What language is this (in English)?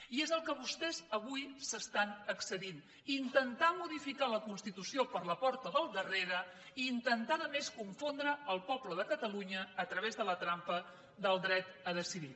Catalan